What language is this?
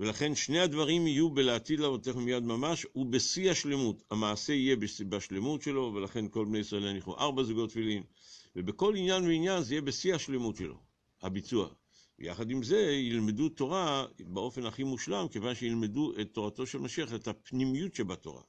Hebrew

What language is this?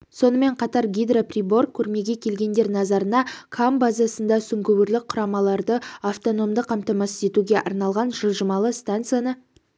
Kazakh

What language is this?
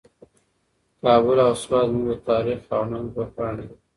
Pashto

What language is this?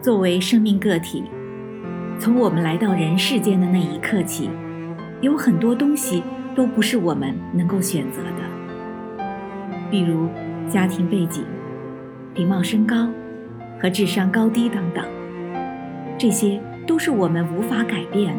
Chinese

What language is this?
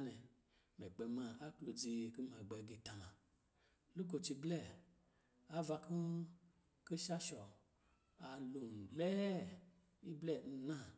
Lijili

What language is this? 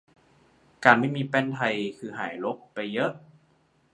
Thai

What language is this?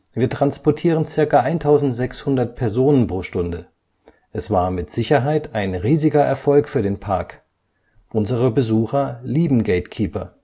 German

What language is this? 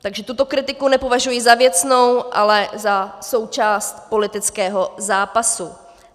Czech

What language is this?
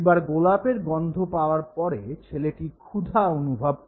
Bangla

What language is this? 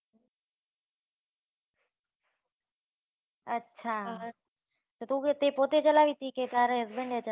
Gujarati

